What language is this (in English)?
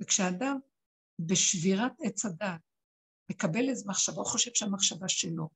Hebrew